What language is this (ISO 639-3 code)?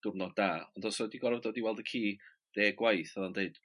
cym